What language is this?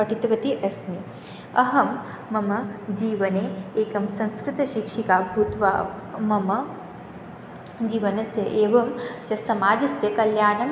Sanskrit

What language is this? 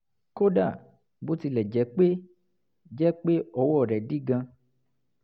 Yoruba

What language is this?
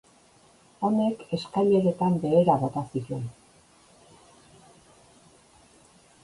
Basque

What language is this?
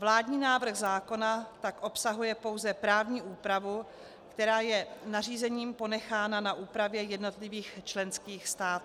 Czech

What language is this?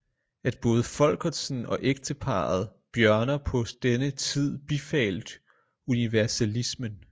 Danish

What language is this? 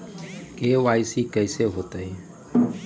Magahi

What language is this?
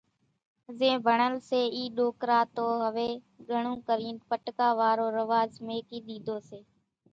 Kachi Koli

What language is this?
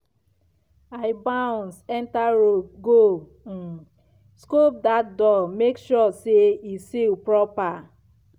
Nigerian Pidgin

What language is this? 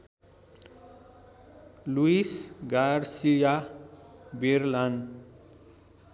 Nepali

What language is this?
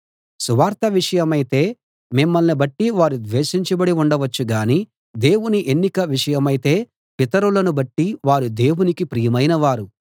Telugu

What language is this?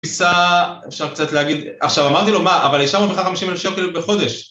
Hebrew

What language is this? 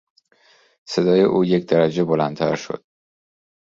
Persian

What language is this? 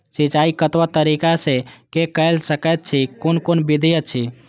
Maithili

